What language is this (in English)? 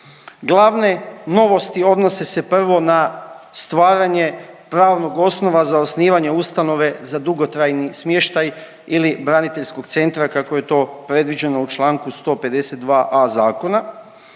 Croatian